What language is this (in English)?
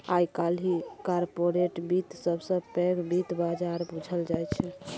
Maithili